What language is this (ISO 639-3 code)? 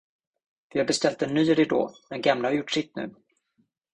swe